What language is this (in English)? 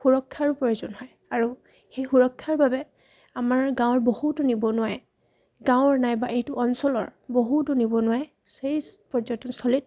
Assamese